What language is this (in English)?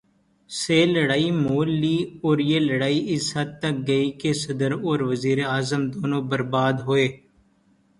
Urdu